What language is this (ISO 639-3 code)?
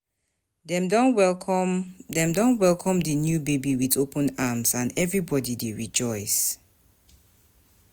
pcm